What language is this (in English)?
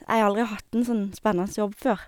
Norwegian